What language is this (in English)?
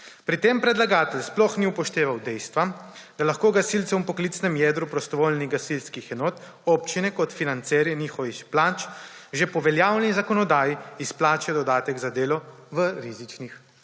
Slovenian